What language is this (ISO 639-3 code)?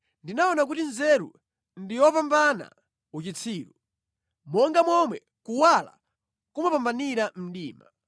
nya